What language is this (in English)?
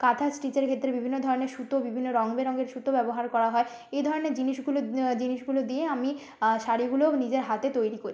Bangla